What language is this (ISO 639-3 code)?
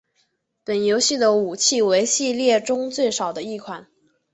zho